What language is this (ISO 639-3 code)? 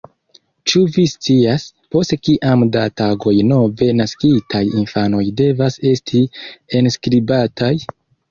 epo